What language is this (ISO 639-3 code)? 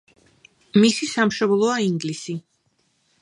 kat